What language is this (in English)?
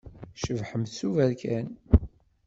Kabyle